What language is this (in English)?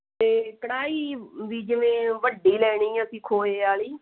Punjabi